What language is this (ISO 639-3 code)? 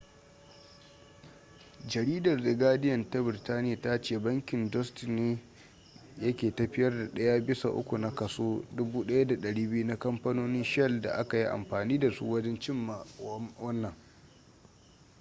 hau